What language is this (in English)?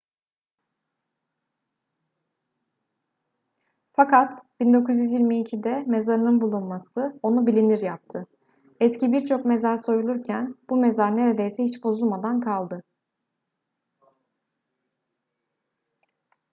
Turkish